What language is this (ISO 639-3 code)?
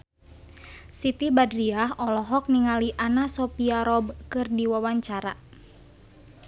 sun